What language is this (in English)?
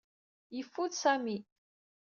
Kabyle